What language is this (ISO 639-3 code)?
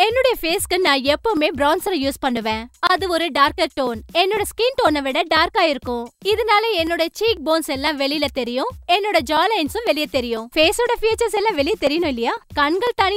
spa